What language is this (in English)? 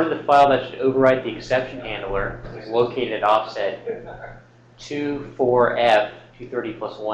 English